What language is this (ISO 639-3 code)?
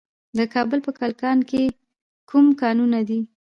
pus